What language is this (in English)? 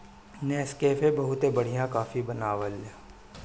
Bhojpuri